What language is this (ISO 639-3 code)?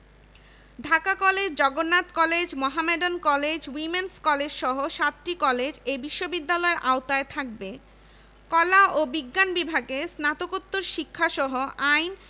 ben